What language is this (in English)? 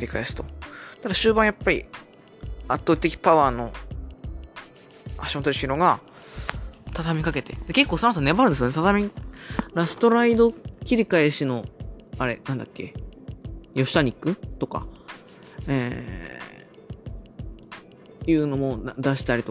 Japanese